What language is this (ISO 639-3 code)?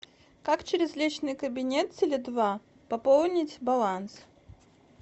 rus